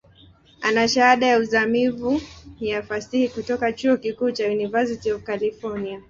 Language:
Swahili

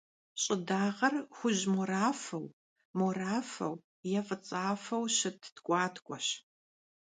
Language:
Kabardian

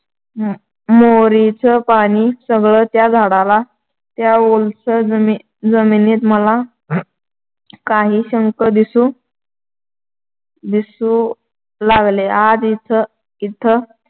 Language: Marathi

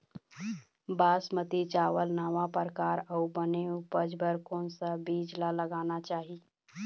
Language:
Chhattisgarhi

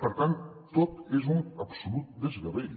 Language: Catalan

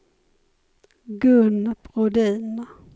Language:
Swedish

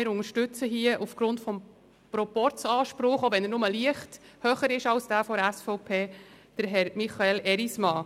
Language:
Swiss German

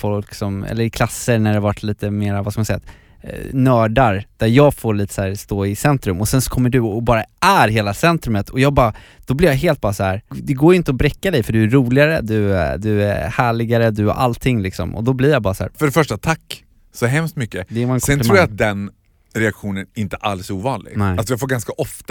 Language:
Swedish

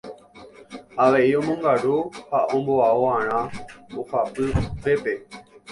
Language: Guarani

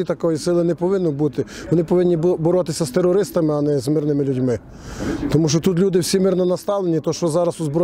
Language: Ukrainian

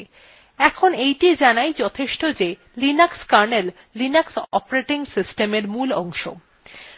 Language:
Bangla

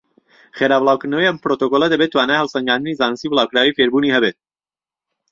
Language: Central Kurdish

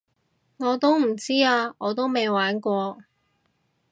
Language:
Cantonese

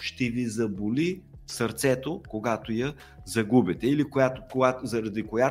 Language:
Bulgarian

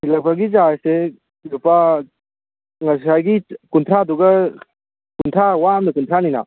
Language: Manipuri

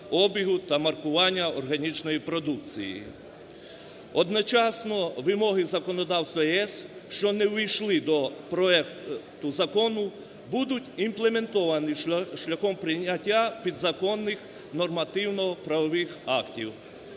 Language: Ukrainian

